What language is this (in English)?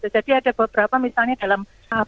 Indonesian